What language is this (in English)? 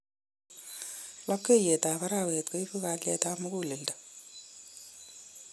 Kalenjin